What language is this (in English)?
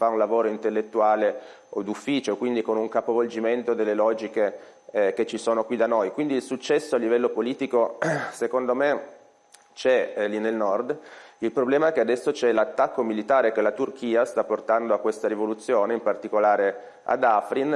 Italian